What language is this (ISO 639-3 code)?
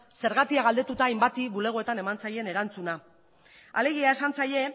eus